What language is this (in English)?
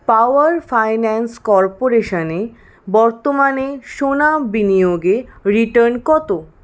Bangla